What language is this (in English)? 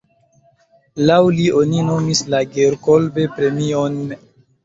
Esperanto